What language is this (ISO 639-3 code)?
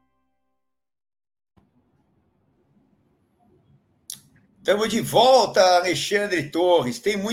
por